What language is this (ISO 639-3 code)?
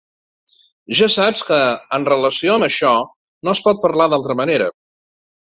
cat